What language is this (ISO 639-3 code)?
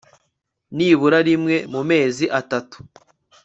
kin